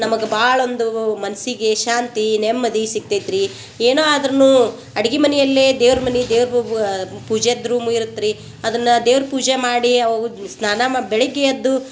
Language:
Kannada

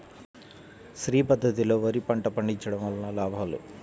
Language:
Telugu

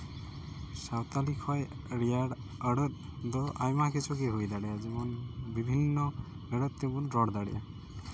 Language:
Santali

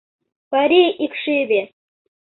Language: Mari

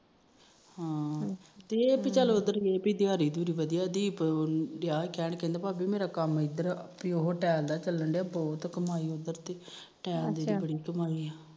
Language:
Punjabi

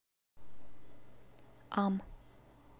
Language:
Russian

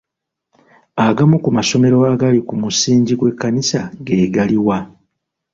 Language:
Ganda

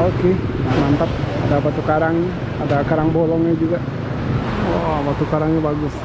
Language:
Indonesian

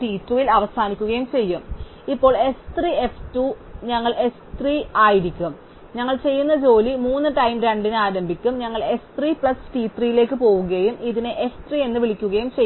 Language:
Malayalam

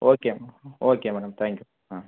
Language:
Tamil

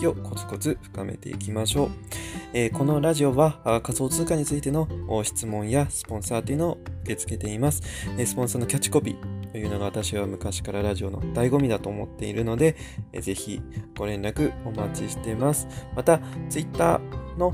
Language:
Japanese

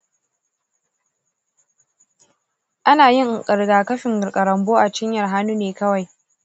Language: Hausa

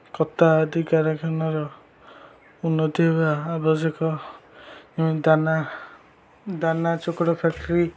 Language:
Odia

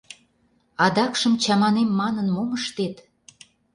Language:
Mari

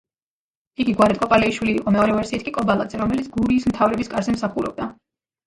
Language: Georgian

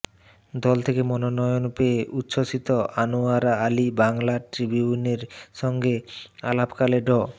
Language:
Bangla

